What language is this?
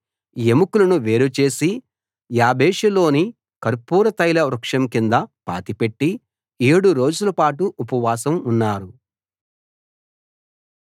Telugu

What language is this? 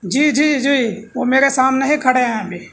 Urdu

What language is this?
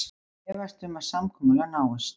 Icelandic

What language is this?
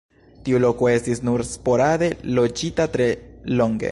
Esperanto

